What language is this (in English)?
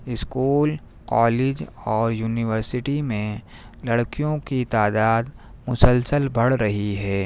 Urdu